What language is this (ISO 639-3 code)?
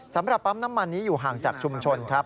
tha